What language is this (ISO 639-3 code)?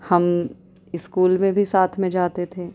urd